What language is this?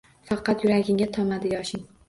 Uzbek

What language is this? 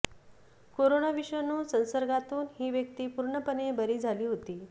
Marathi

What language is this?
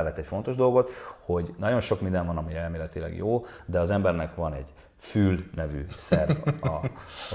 Hungarian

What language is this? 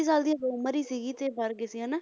Punjabi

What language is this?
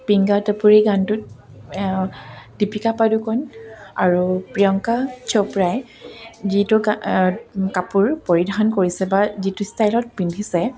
Assamese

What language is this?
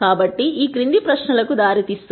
Telugu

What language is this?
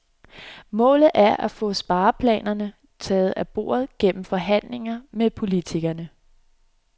Danish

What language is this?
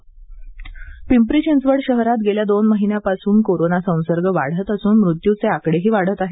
Marathi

